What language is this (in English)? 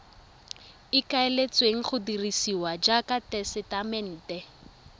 Tswana